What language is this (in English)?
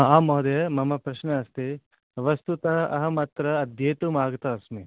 Sanskrit